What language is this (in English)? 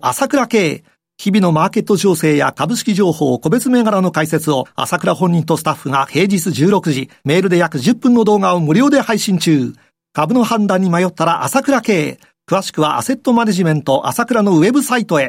Japanese